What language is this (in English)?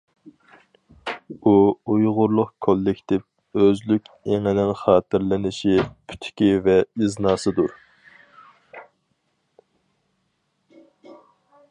Uyghur